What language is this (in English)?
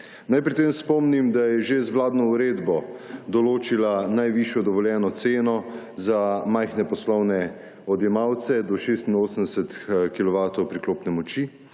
Slovenian